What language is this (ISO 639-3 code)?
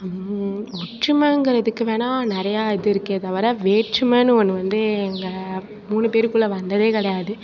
tam